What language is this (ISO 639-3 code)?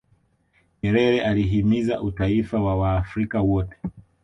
swa